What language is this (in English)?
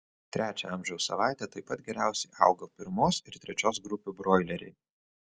Lithuanian